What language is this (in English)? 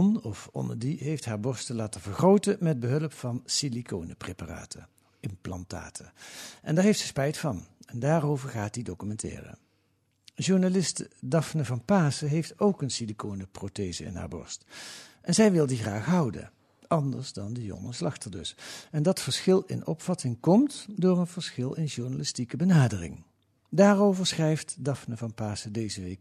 Dutch